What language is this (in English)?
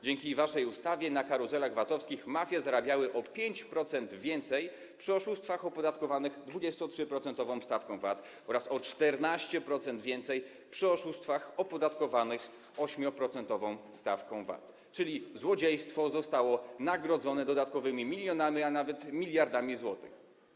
Polish